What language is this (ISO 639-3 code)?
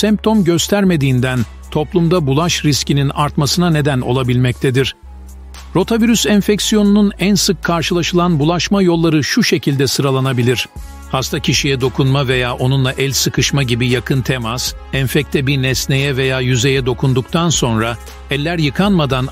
tur